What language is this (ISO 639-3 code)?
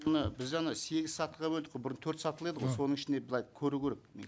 kaz